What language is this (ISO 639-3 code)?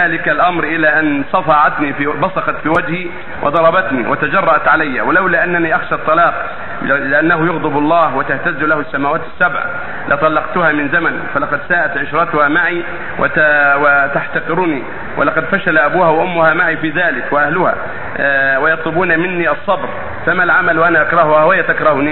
ara